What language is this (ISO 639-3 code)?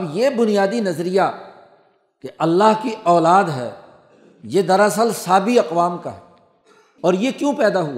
urd